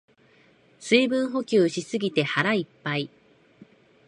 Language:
Japanese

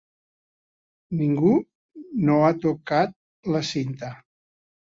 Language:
Catalan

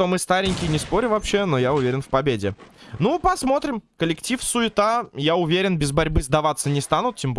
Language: Russian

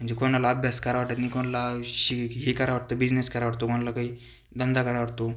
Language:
Marathi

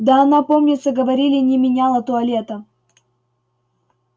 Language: Russian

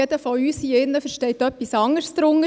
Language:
Swiss German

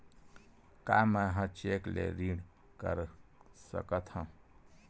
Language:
Chhattisgarhi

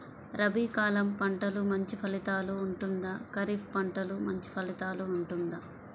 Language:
Telugu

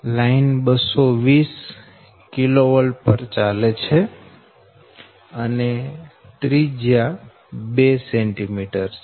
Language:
Gujarati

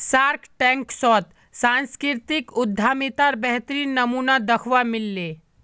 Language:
Magahi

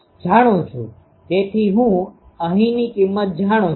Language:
Gujarati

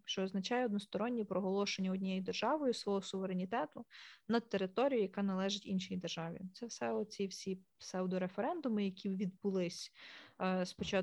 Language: Ukrainian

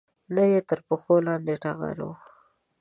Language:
Pashto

